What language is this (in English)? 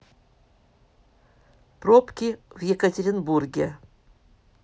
Russian